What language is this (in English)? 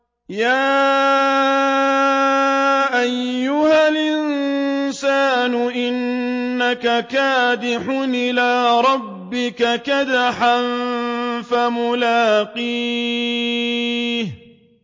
Arabic